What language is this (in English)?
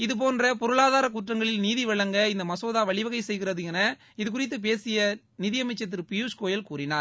Tamil